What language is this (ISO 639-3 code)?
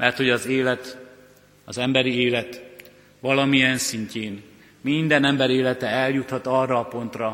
hun